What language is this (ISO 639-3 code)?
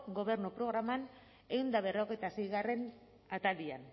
eus